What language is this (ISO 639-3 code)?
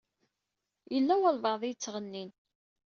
kab